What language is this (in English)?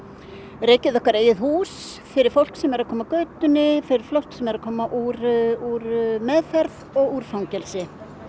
Icelandic